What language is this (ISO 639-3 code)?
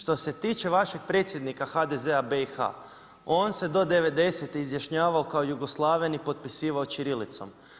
hrv